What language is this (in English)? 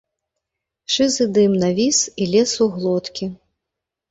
Belarusian